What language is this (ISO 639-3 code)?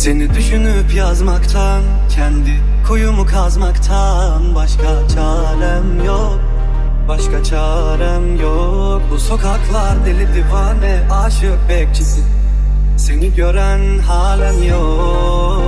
tur